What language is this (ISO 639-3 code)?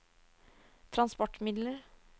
nor